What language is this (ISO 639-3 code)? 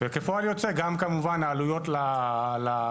heb